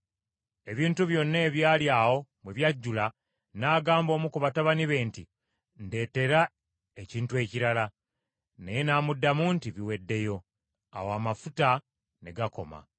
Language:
Ganda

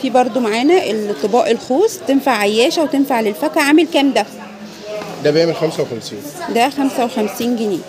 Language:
Arabic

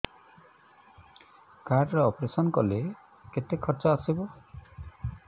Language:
Odia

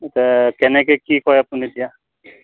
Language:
Assamese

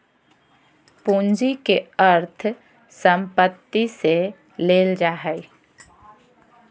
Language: Magahi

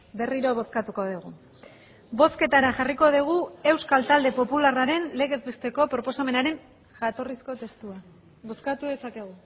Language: Basque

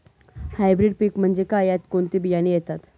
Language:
Marathi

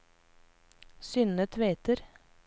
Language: Norwegian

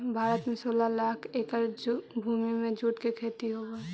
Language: Magahi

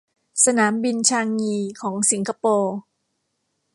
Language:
Thai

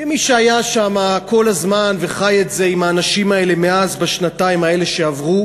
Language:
Hebrew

